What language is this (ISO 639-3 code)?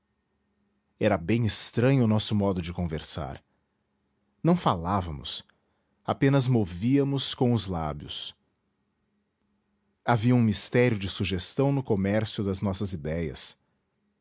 por